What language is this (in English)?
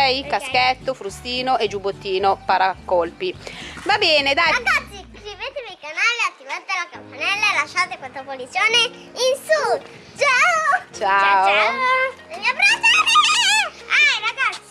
Italian